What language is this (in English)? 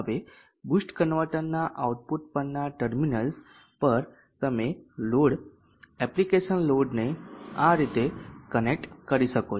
Gujarati